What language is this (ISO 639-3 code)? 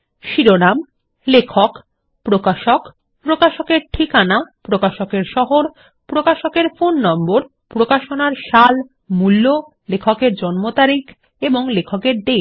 ben